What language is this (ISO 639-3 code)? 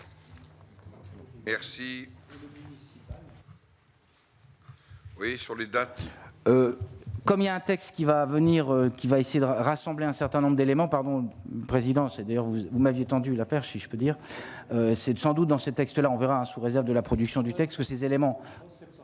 fra